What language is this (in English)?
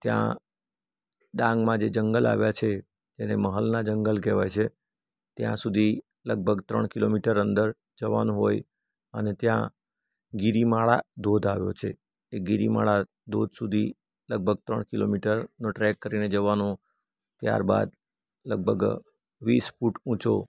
Gujarati